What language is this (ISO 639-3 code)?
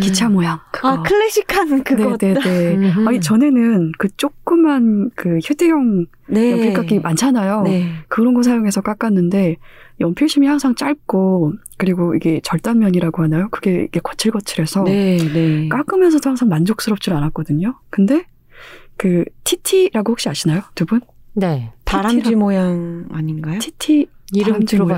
kor